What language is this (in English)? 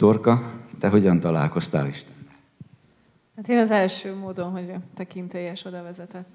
Hungarian